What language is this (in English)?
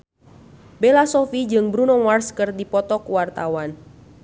Sundanese